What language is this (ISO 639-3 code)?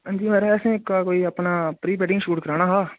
doi